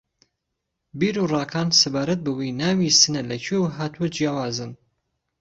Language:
Central Kurdish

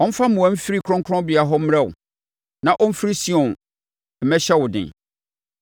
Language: Akan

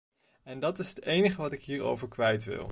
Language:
Dutch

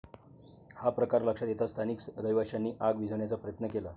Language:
Marathi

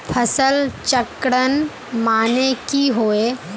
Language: Magahi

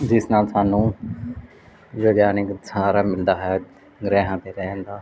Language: Punjabi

